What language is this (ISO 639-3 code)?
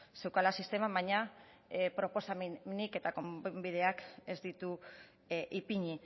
eus